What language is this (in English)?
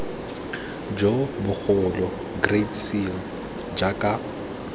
Tswana